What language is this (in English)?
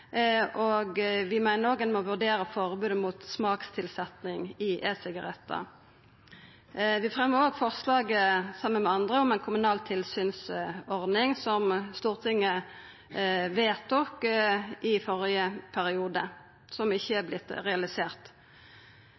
Norwegian Nynorsk